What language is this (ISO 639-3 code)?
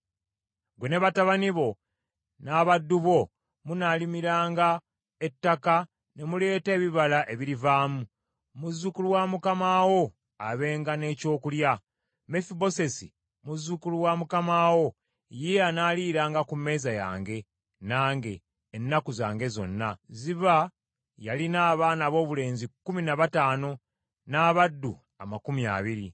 lug